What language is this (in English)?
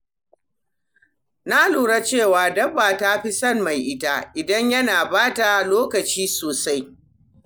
Hausa